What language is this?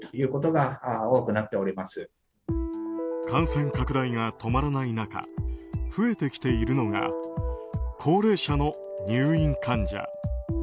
Japanese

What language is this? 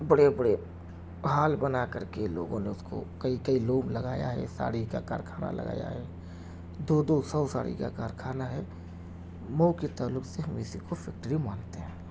Urdu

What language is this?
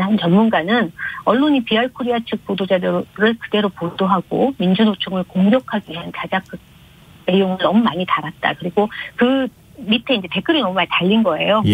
Korean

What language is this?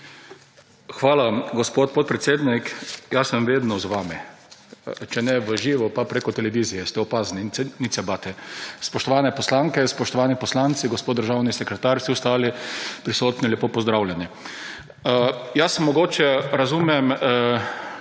Slovenian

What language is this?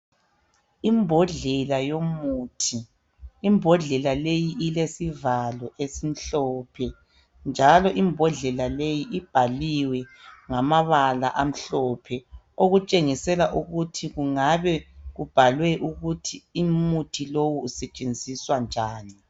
North Ndebele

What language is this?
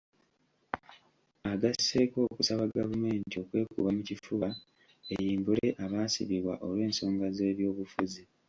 Ganda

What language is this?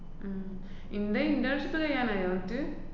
Malayalam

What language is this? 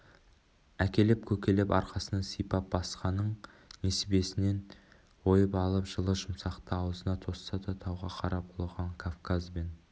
Kazakh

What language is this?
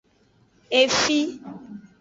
Aja (Benin)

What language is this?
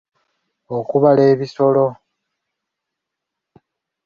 Ganda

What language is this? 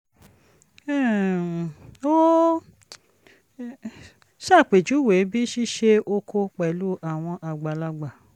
Yoruba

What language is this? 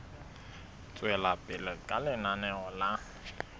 Southern Sotho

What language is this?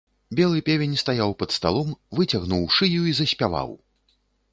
Belarusian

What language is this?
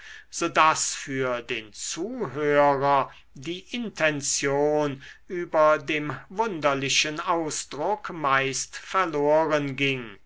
German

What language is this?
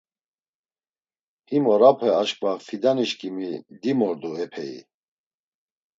Laz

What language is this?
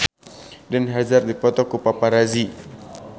Sundanese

